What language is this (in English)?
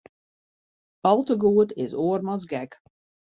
Western Frisian